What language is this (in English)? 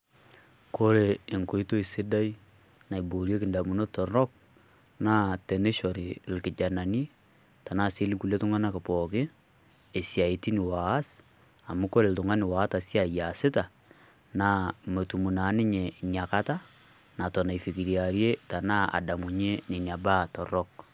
Masai